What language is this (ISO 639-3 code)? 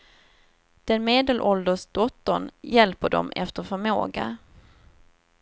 swe